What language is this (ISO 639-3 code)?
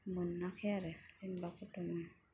brx